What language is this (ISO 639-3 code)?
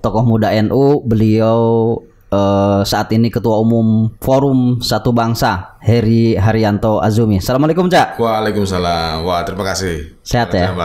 ind